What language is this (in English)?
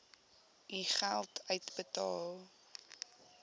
Afrikaans